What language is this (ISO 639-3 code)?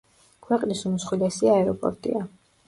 kat